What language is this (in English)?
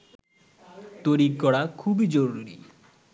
Bangla